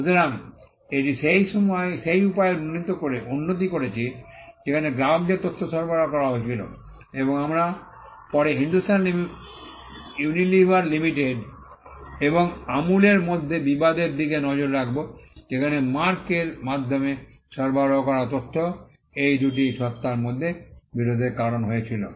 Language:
Bangla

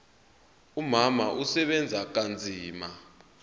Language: Zulu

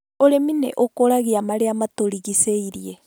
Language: Kikuyu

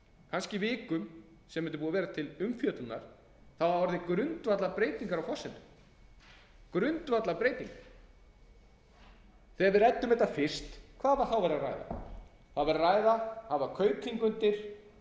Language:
Icelandic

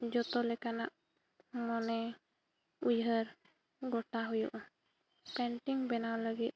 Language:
Santali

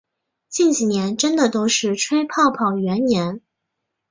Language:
Chinese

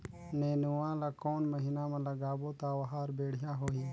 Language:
Chhattisgarhi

